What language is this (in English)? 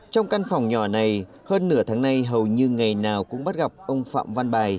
Vietnamese